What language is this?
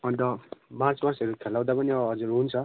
Nepali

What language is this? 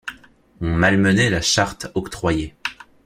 French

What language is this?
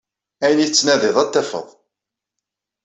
Kabyle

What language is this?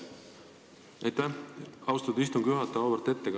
Estonian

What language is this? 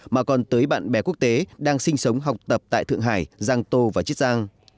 Vietnamese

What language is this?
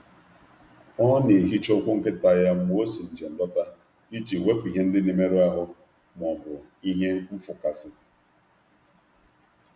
Igbo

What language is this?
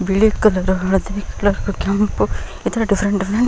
Kannada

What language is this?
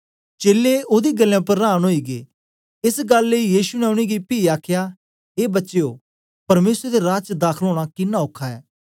Dogri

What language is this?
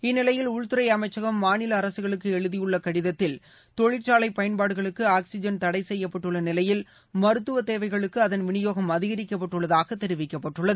Tamil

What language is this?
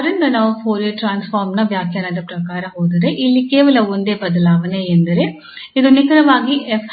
Kannada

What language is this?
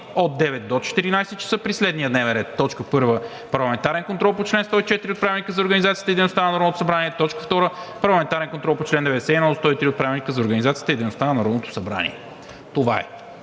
Bulgarian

